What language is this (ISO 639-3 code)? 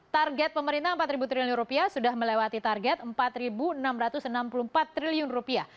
ind